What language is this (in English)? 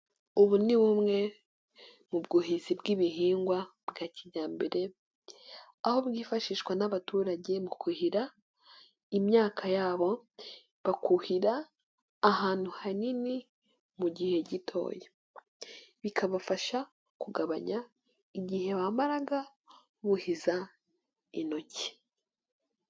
Kinyarwanda